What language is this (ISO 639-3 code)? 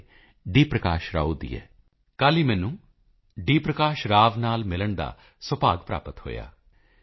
pan